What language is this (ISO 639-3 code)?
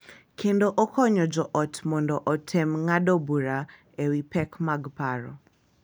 luo